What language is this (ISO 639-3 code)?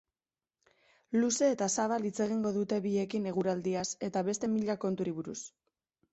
eus